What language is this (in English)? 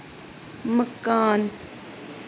Dogri